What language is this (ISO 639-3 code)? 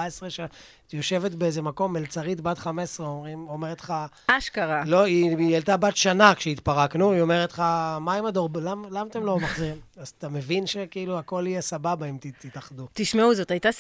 heb